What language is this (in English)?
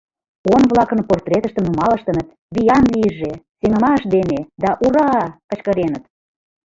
Mari